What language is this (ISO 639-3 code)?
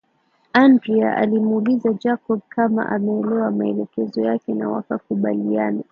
swa